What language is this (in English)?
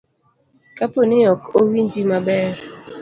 Luo (Kenya and Tanzania)